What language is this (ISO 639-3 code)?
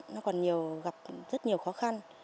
vie